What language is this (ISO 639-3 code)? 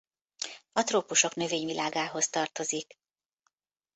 hun